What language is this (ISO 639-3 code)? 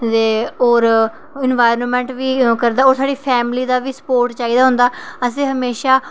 doi